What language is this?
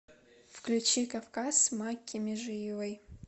Russian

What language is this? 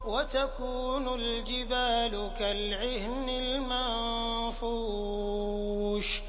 Arabic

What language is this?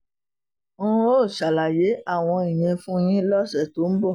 Yoruba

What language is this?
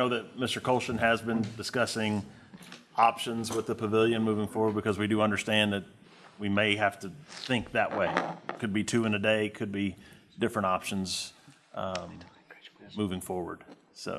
English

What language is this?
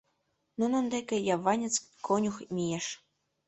Mari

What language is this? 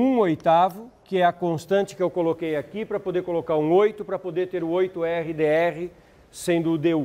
Portuguese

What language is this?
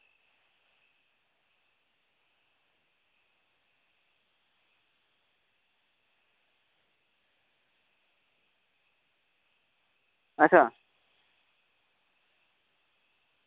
Dogri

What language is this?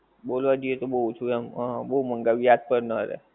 Gujarati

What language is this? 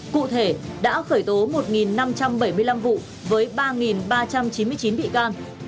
Vietnamese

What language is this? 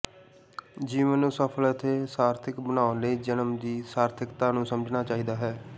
Punjabi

